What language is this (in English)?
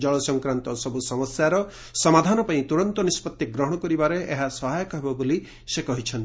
Odia